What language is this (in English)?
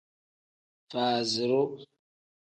Tem